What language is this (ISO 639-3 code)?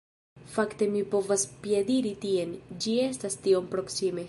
epo